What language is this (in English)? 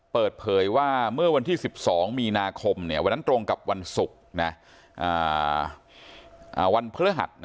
Thai